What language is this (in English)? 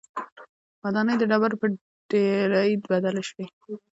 Pashto